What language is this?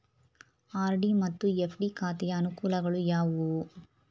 Kannada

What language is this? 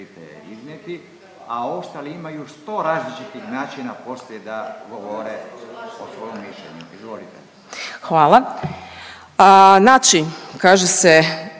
Croatian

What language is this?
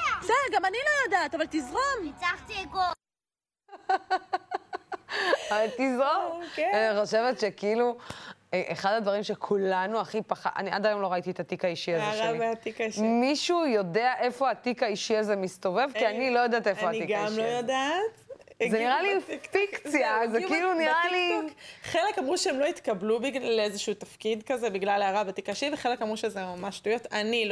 Hebrew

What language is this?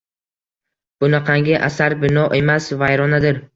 Uzbek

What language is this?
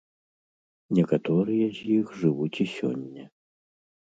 Belarusian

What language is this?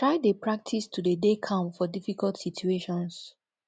Nigerian Pidgin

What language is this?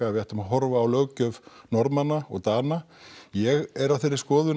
Icelandic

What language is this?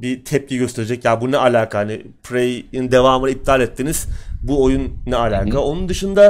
Turkish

